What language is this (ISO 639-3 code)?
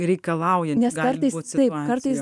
lit